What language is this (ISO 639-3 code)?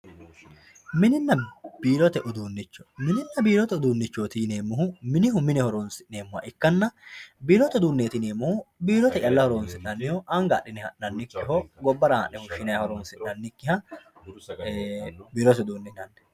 sid